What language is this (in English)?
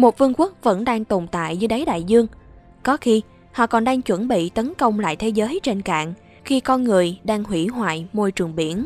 Vietnamese